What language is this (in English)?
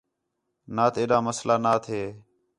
Khetrani